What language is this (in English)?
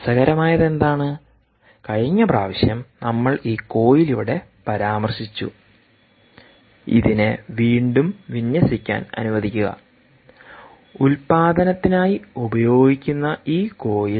Malayalam